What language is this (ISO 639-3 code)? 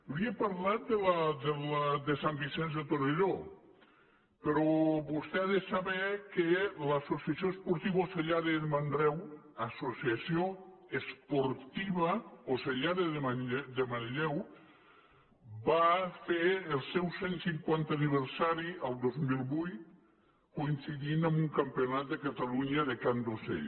cat